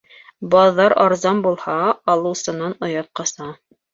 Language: Bashkir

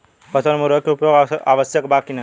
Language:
Bhojpuri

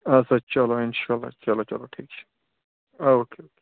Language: Kashmiri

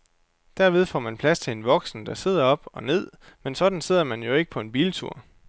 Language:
Danish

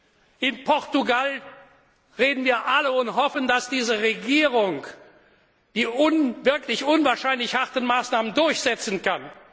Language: German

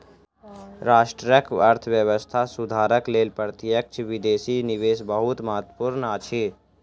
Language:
Maithili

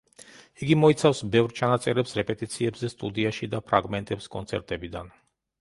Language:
Georgian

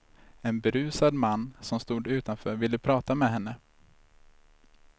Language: Swedish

